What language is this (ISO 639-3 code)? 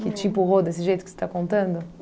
por